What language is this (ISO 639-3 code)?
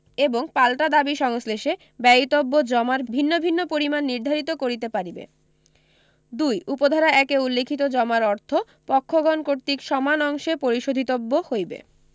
ben